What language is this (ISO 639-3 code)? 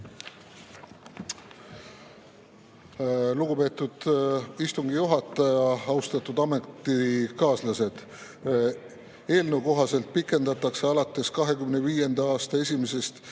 est